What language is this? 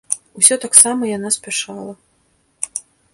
Belarusian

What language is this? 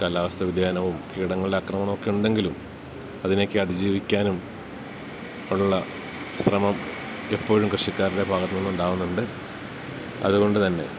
Malayalam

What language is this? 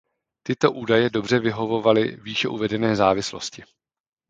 Czech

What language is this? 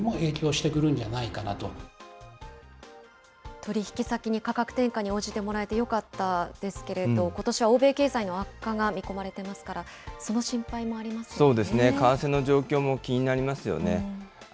Japanese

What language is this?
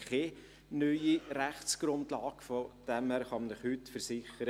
Swiss German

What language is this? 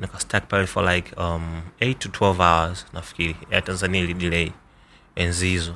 Swahili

